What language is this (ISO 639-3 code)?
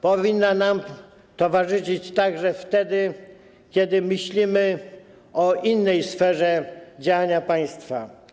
pol